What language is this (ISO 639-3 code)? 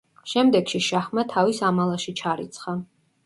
kat